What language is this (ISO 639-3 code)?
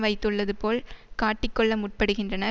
tam